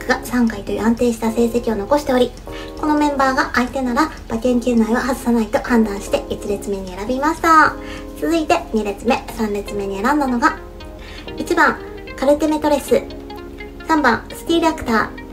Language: Japanese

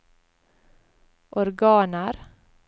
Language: Norwegian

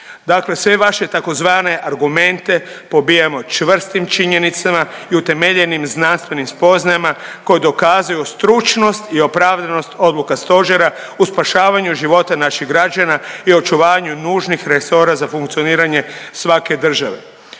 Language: Croatian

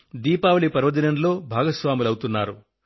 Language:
Telugu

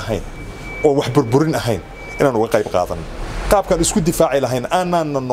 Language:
Arabic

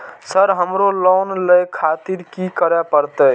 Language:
Maithili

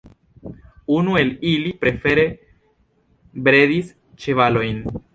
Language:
Esperanto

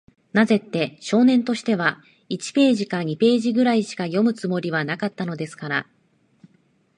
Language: Japanese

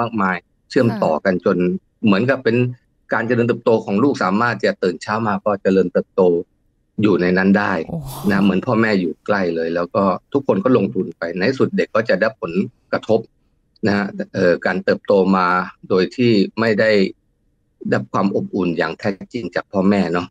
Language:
Thai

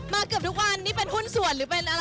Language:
Thai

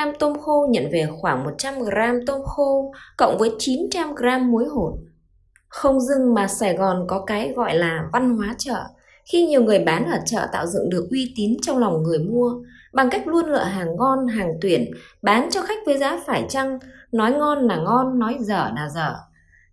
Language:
Vietnamese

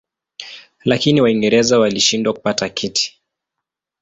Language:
Swahili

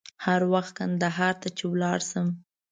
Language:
Pashto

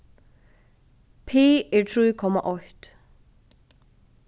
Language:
Faroese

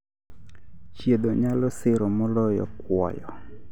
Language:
Luo (Kenya and Tanzania)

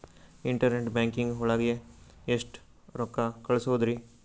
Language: Kannada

